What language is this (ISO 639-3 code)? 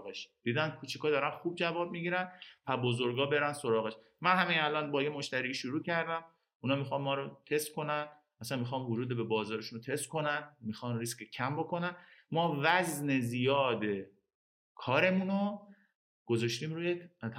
fas